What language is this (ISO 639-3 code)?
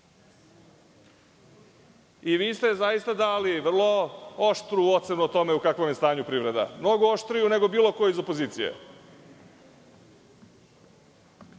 srp